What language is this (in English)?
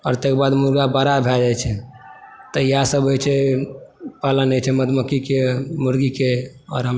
Maithili